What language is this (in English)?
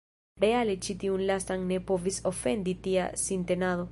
Esperanto